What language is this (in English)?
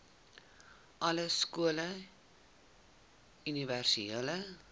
Afrikaans